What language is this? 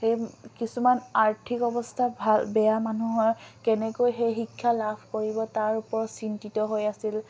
Assamese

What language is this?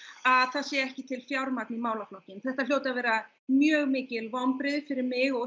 Icelandic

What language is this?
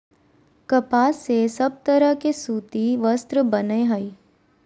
Magahi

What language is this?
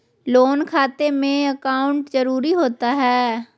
Magahi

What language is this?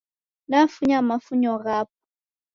Taita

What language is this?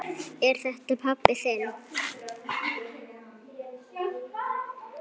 Icelandic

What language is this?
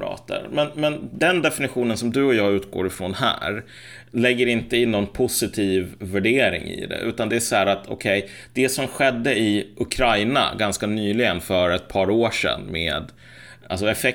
Swedish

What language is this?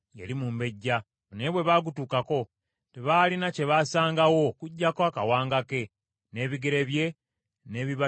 Ganda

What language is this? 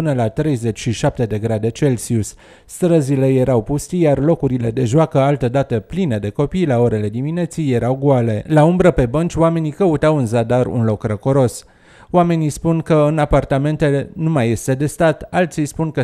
Romanian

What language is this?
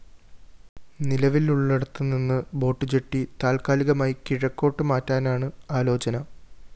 Malayalam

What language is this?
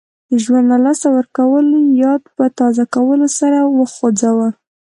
Pashto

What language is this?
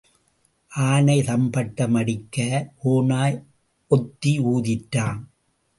Tamil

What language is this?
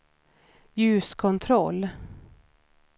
Swedish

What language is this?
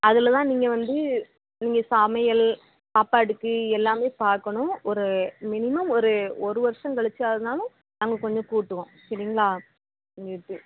Tamil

